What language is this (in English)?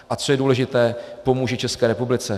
Czech